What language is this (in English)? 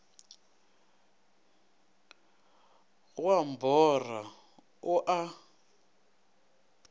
Northern Sotho